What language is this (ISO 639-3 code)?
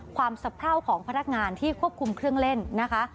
tha